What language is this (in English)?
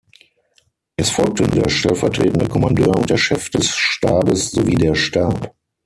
German